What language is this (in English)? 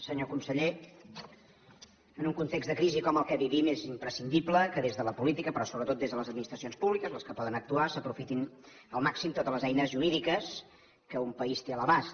Catalan